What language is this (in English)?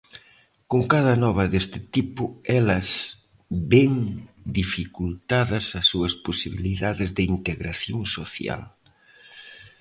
Galician